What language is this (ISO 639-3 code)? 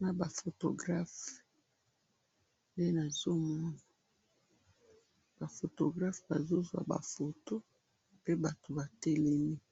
lin